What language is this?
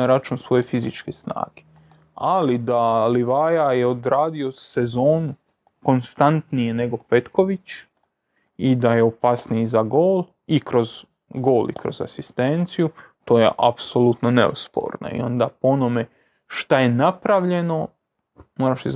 Croatian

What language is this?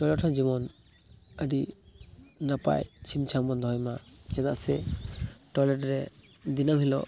Santali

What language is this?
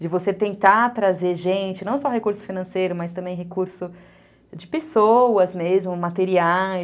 Portuguese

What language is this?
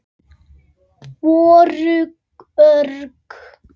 Icelandic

